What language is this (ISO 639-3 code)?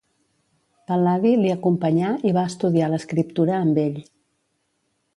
cat